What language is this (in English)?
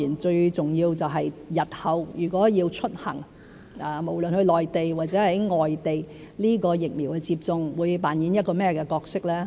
Cantonese